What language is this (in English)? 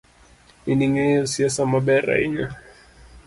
Luo (Kenya and Tanzania)